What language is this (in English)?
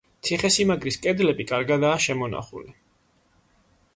Georgian